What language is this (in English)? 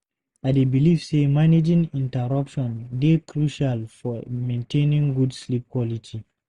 Nigerian Pidgin